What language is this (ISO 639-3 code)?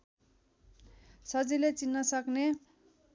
nep